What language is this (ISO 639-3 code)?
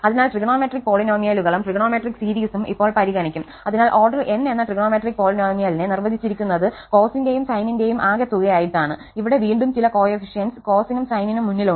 mal